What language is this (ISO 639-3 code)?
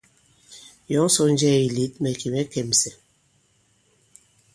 abb